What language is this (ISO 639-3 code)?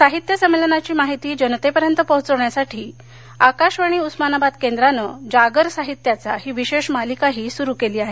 mar